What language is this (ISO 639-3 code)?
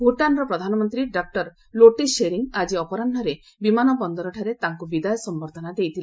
ori